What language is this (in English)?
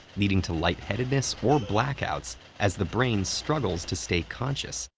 English